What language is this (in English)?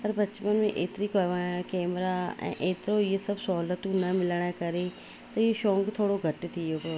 Sindhi